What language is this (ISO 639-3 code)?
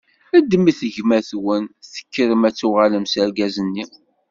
kab